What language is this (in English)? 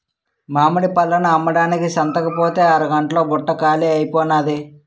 Telugu